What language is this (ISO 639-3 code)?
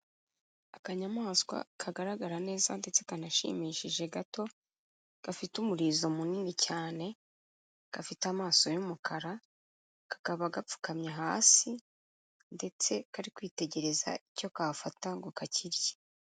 kin